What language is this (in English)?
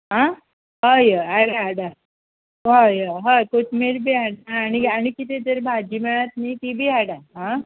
Konkani